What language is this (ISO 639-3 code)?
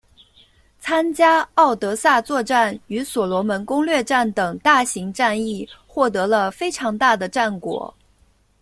zho